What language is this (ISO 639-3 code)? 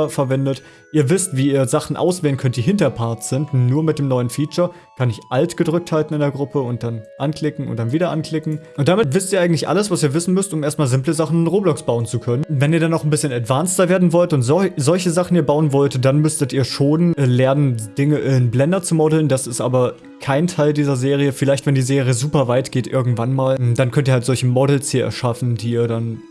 deu